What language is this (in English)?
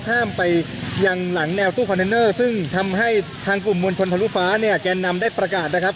Thai